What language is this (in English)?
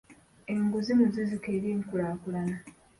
Ganda